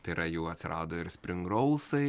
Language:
Lithuanian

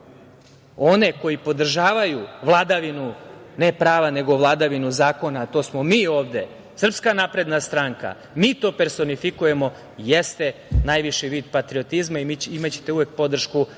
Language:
Serbian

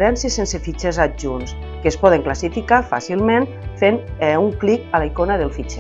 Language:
Catalan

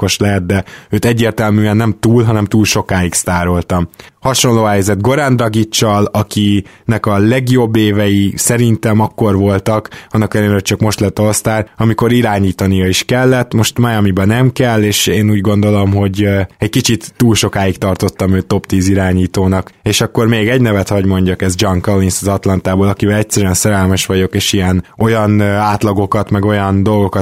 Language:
Hungarian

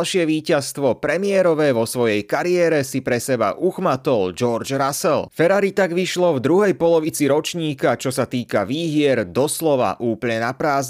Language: Slovak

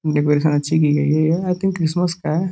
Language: Hindi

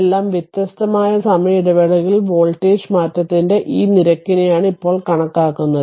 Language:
Malayalam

